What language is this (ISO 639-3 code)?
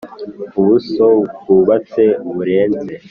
kin